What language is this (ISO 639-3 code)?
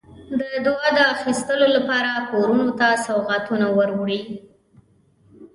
pus